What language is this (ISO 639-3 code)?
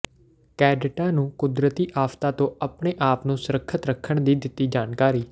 pan